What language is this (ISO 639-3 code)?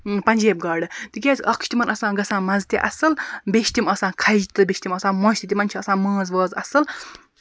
kas